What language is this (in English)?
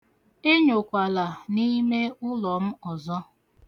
Igbo